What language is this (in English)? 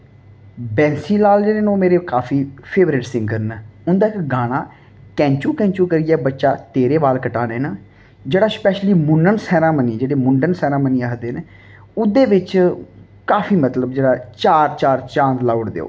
Dogri